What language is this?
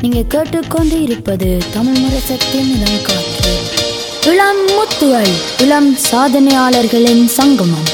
Tamil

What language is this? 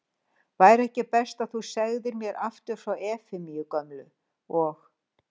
Icelandic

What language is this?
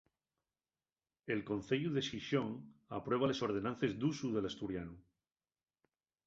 Asturian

